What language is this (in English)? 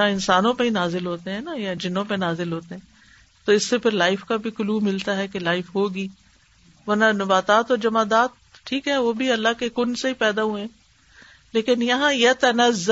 Urdu